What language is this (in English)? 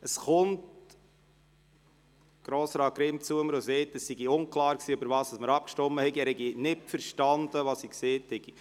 Swiss German